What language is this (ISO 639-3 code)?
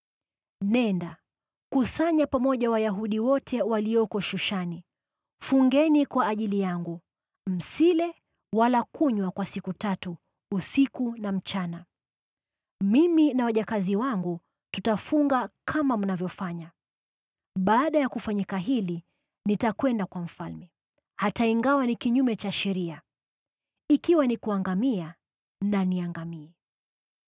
swa